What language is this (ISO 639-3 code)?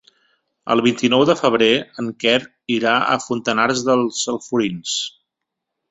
cat